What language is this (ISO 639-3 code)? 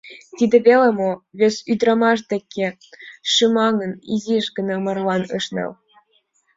chm